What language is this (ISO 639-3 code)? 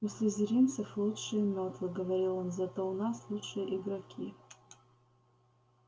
rus